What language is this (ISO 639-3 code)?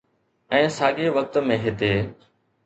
snd